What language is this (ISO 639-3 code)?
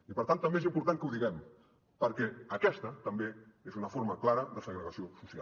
cat